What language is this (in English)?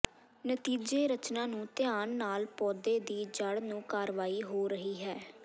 Punjabi